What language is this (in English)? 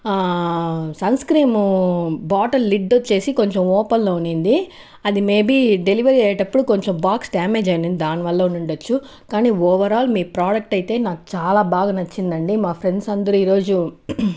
Telugu